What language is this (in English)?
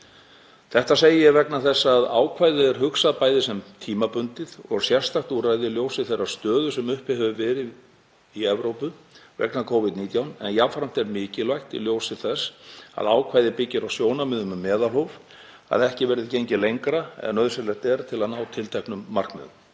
Icelandic